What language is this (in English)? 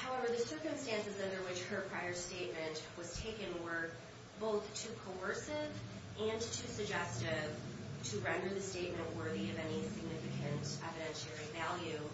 English